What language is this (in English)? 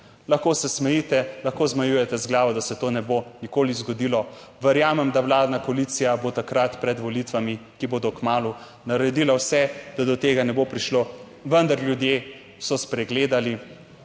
Slovenian